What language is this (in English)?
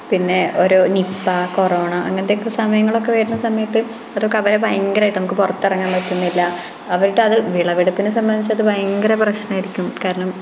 Malayalam